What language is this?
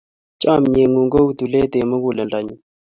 Kalenjin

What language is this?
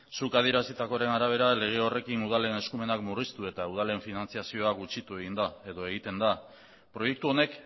Basque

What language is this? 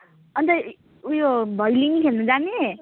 Nepali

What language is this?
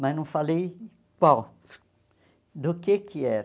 Portuguese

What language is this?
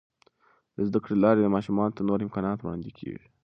Pashto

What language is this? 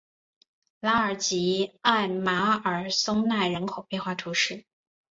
Chinese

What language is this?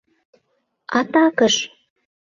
Mari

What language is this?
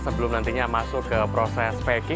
Indonesian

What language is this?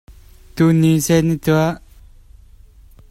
Hakha Chin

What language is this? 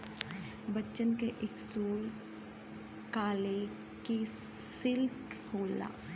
Bhojpuri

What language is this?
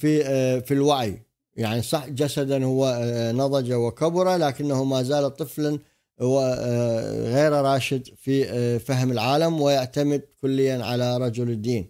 Arabic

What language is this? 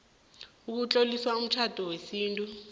South Ndebele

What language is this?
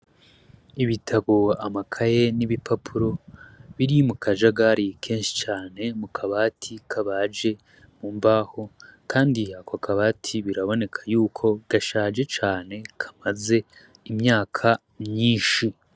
Rundi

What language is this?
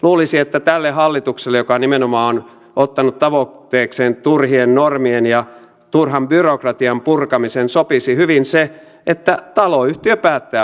Finnish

